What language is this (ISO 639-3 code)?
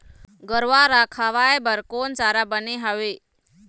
hne